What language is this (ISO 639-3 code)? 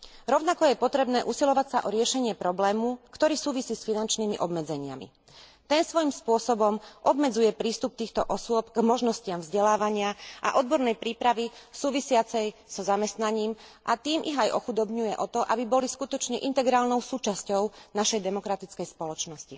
slk